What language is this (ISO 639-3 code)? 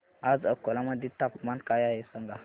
mar